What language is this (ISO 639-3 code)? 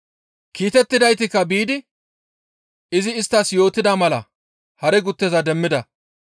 gmv